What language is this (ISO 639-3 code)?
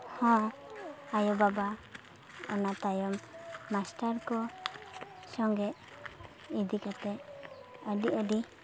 sat